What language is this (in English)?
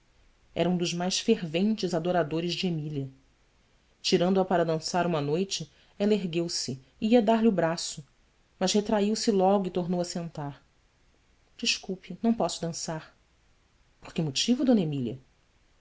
Portuguese